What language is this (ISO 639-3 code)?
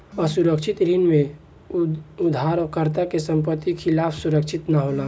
bho